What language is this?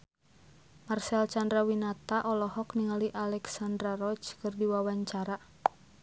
Sundanese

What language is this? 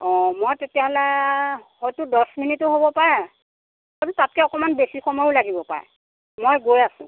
Assamese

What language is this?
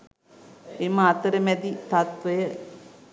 Sinhala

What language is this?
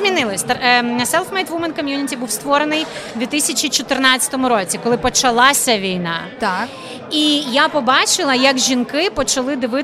Ukrainian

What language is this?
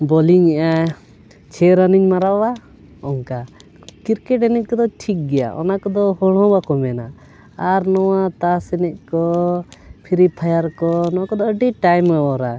Santali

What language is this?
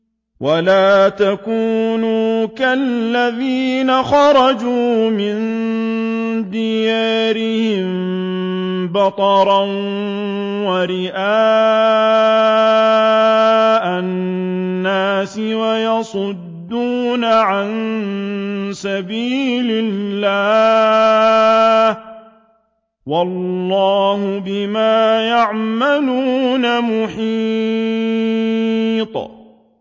Arabic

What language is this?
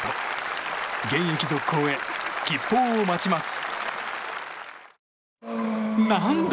Japanese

